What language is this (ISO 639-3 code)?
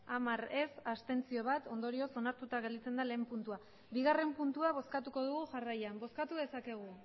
eus